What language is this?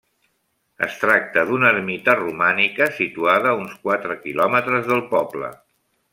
Catalan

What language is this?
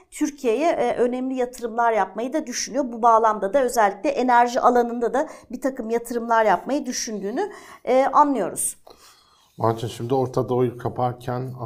Turkish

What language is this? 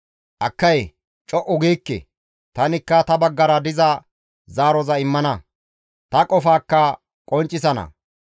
Gamo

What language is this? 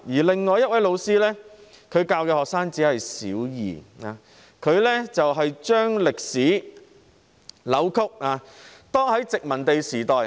Cantonese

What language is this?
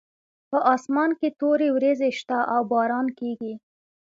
Pashto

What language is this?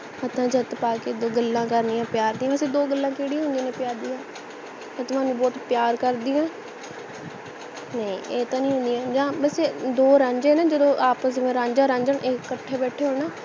Punjabi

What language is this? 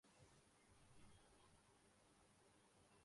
Urdu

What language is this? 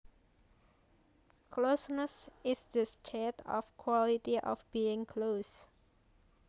Javanese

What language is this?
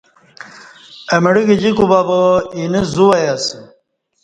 Kati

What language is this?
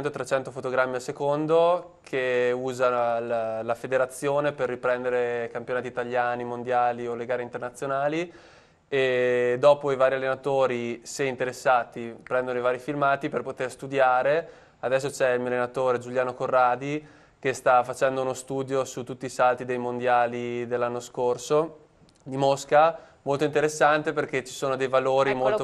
Italian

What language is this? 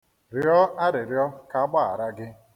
Igbo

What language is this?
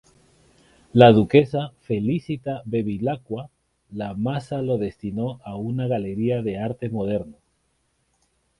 Spanish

